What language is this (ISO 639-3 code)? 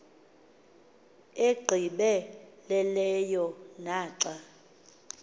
xho